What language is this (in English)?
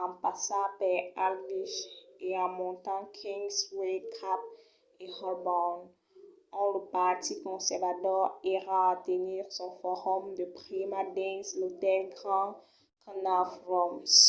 Occitan